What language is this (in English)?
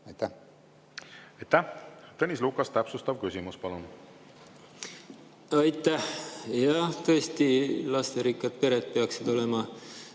Estonian